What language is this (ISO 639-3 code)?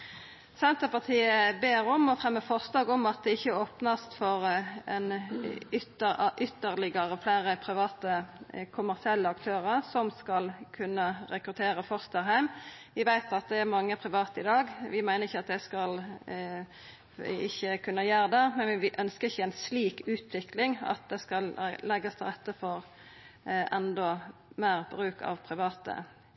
nno